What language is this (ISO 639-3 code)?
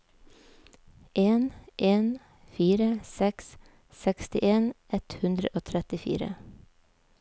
nor